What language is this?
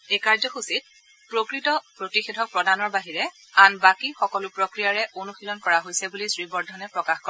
Assamese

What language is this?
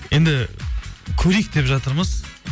Kazakh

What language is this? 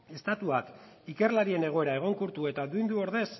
Basque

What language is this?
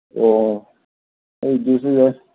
Manipuri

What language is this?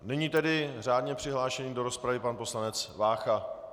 Czech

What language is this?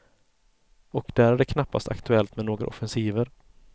Swedish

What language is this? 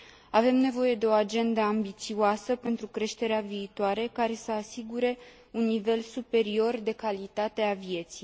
Romanian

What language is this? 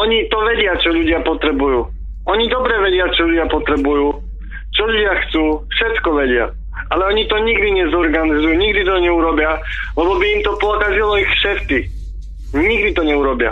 Slovak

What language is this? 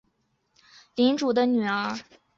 Chinese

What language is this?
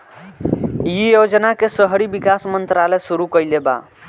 Bhojpuri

